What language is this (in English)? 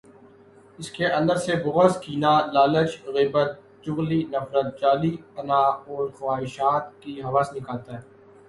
Urdu